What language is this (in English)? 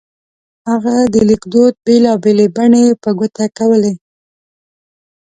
Pashto